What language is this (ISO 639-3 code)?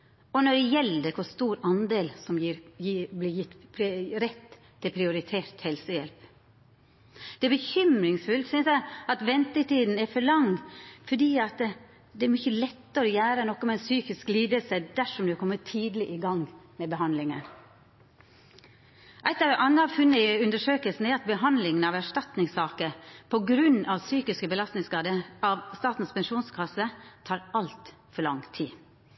nno